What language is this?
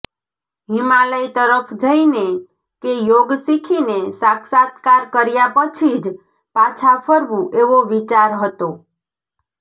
Gujarati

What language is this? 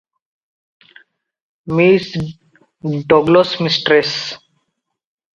Odia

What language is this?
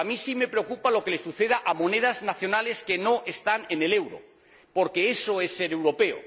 Spanish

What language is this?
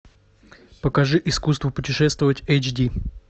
Russian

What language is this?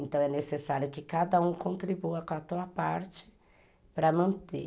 Portuguese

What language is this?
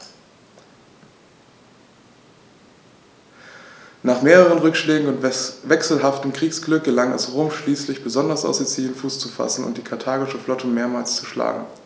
German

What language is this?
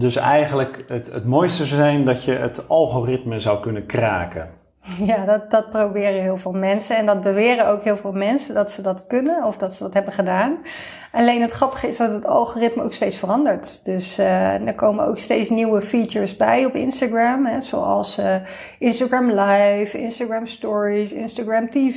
Dutch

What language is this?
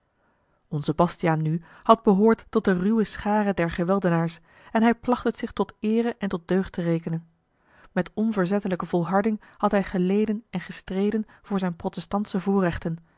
Dutch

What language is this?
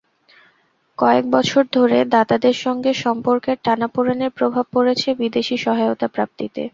Bangla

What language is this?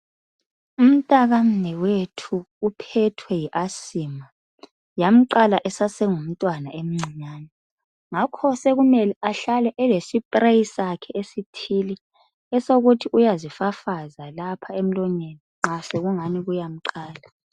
North Ndebele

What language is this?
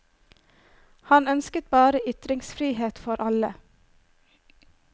Norwegian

